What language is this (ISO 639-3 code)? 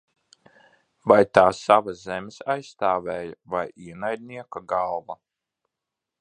lav